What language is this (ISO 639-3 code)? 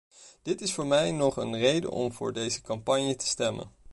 nld